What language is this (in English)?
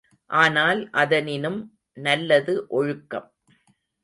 Tamil